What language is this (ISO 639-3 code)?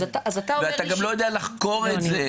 heb